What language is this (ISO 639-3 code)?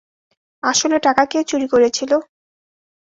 ben